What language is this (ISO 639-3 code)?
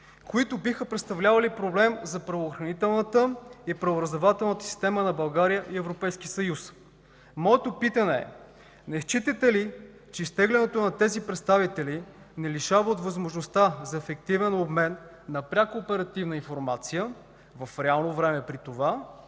bul